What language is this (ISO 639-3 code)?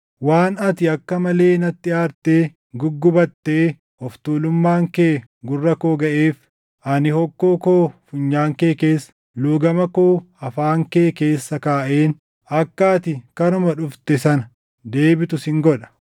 orm